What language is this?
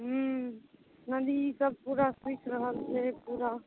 Maithili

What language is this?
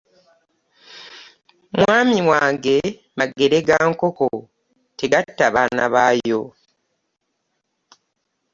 Ganda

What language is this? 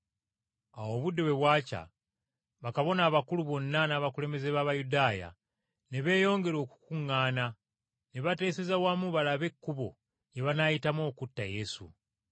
Ganda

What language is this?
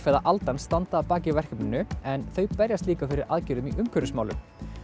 Icelandic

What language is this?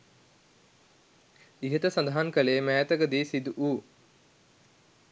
Sinhala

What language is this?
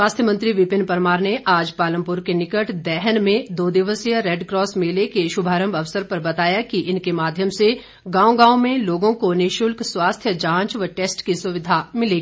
Hindi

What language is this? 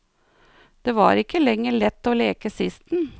Norwegian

